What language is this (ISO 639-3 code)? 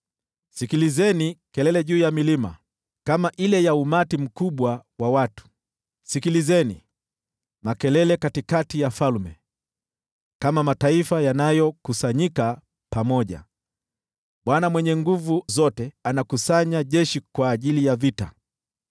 swa